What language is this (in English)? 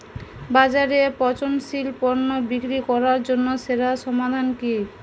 Bangla